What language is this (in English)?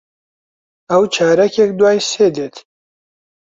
Central Kurdish